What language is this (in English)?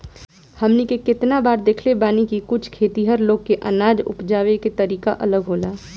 Bhojpuri